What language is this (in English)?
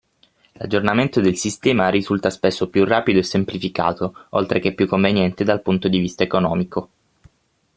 Italian